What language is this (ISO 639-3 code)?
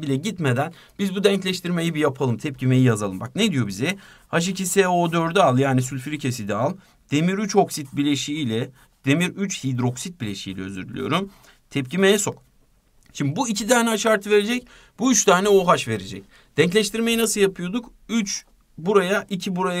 tur